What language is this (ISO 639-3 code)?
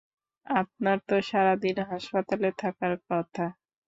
ben